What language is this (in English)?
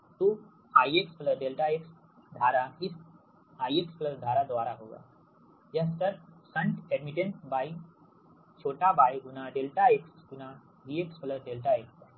Hindi